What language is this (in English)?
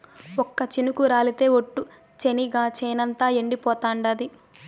Telugu